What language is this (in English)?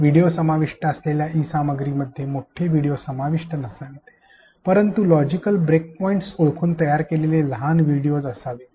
Marathi